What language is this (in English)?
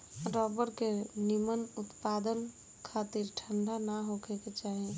Bhojpuri